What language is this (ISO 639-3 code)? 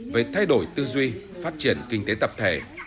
vie